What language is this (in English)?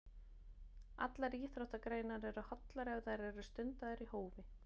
Icelandic